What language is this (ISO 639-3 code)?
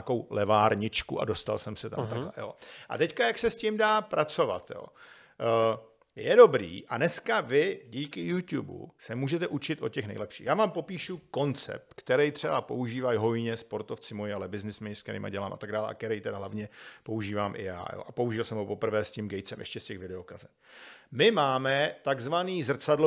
ces